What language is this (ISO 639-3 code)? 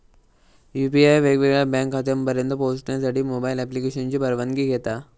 mar